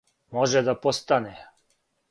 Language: Serbian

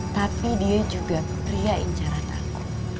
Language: Indonesian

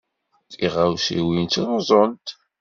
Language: Kabyle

